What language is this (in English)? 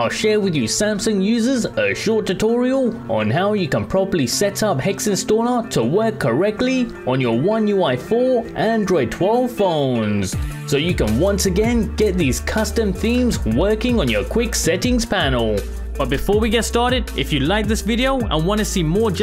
English